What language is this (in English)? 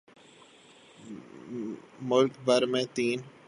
Urdu